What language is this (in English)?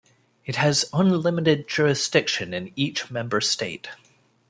English